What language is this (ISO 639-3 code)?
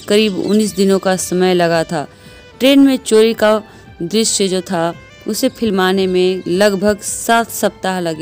hin